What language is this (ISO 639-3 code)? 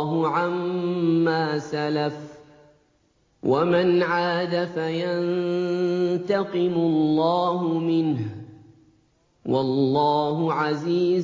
ara